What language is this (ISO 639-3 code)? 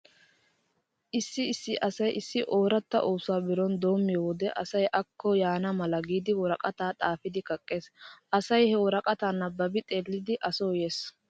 wal